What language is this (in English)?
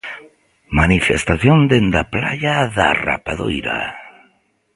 Galician